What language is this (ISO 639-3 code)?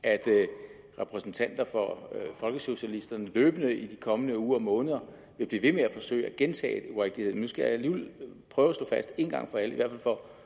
dan